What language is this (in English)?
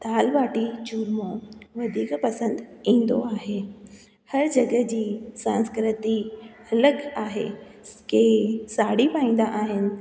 Sindhi